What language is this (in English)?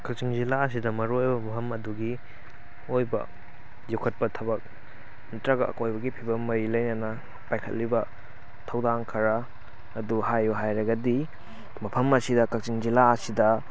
Manipuri